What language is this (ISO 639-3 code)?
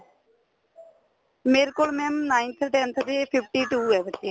pan